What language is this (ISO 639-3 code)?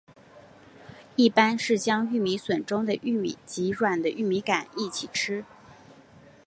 zho